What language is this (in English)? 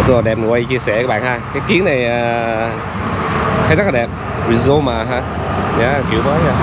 Vietnamese